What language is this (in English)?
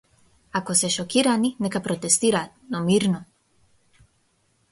Macedonian